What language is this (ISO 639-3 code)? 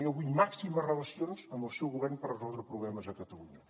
cat